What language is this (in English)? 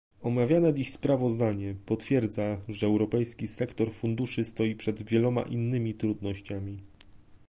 Polish